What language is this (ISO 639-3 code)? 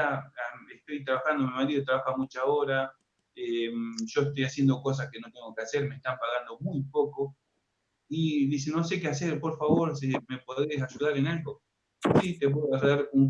spa